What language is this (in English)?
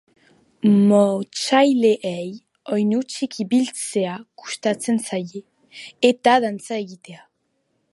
Basque